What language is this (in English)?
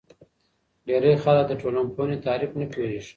Pashto